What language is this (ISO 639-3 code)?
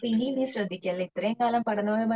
mal